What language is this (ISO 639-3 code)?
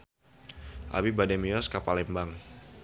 sun